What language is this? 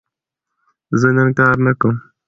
Pashto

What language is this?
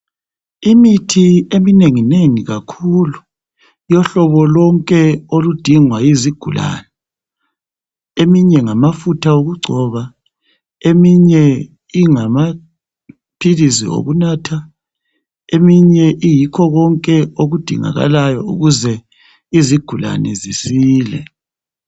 North Ndebele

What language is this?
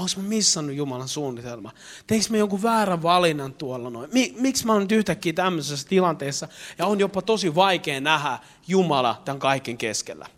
Finnish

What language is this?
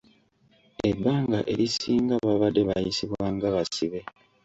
Ganda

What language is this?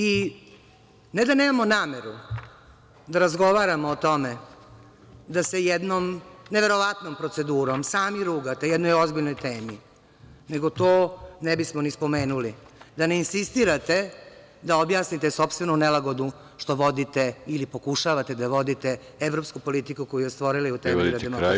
Serbian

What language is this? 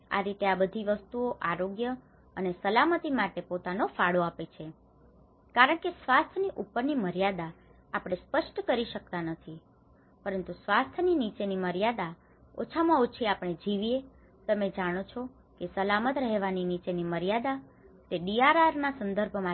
Gujarati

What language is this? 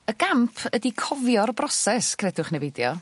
Welsh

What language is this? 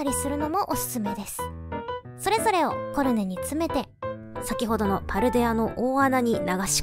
Japanese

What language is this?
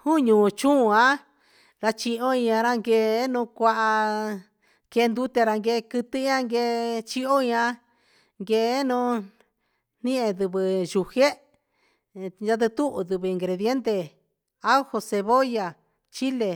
Huitepec Mixtec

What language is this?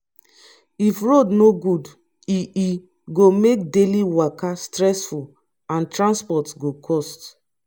Nigerian Pidgin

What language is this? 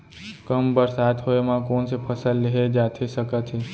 Chhattisgarhi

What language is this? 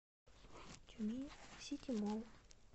Russian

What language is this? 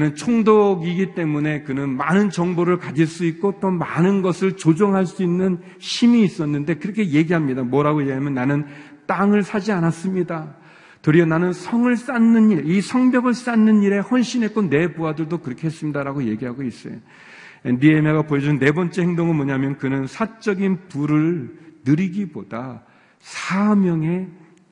Korean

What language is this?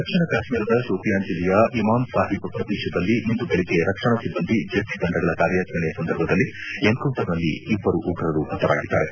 Kannada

